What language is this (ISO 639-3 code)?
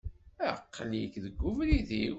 kab